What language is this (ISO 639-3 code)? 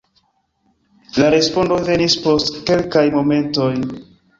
epo